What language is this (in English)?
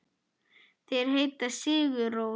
Icelandic